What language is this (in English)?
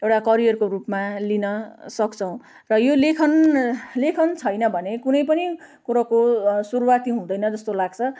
Nepali